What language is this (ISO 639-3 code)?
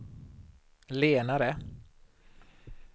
swe